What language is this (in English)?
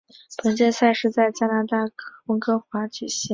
Chinese